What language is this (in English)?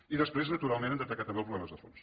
Catalan